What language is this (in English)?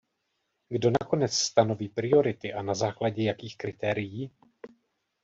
Czech